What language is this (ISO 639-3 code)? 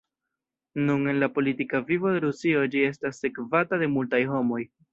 epo